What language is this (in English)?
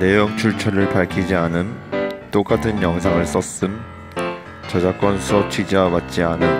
Korean